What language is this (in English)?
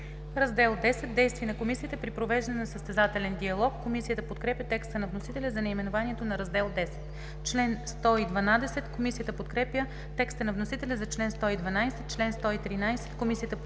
Bulgarian